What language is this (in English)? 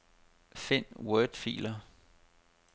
Danish